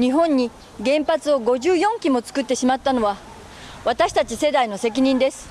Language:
Japanese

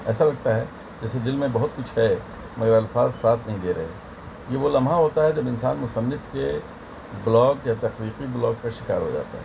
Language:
Urdu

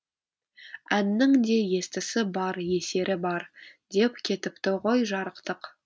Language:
Kazakh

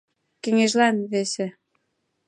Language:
Mari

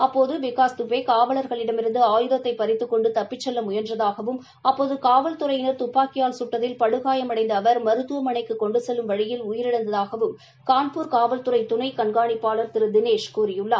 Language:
Tamil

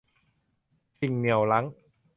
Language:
Thai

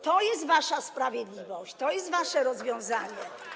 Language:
Polish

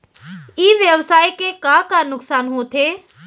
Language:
Chhattisgarhi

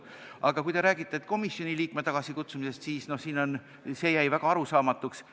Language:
Estonian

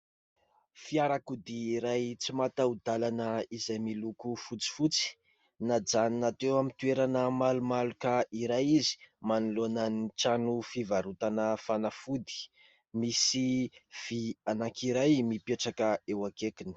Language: Malagasy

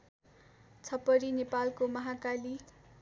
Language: Nepali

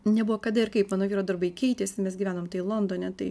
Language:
Lithuanian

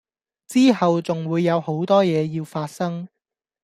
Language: Cantonese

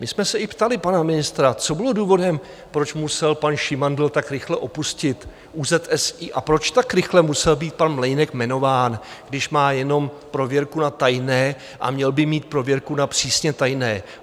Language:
Czech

